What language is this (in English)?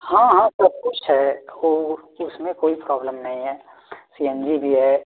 Hindi